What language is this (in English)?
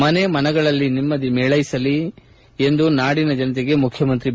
Kannada